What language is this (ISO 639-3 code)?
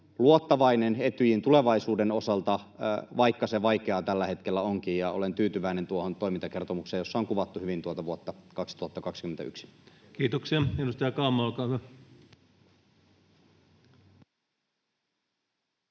fin